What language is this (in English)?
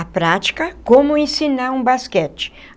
Portuguese